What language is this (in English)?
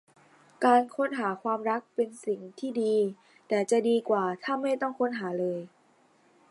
Thai